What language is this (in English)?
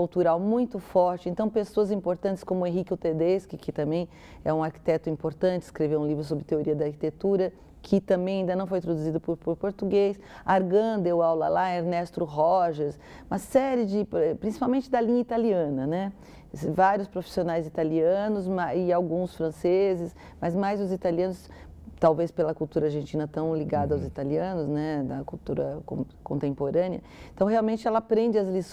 Portuguese